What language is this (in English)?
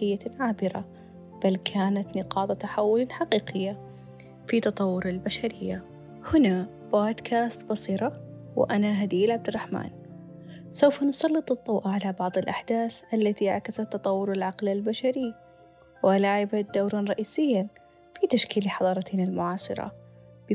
Arabic